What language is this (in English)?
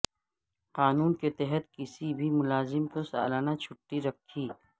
Urdu